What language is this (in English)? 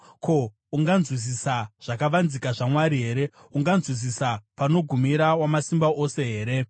Shona